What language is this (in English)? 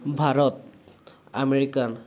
Assamese